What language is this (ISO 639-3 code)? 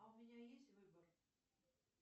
rus